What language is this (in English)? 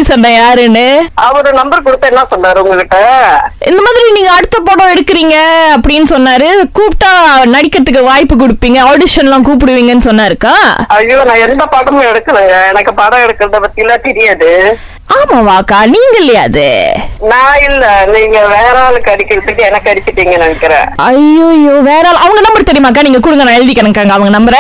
Tamil